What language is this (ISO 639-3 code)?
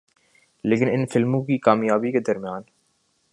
urd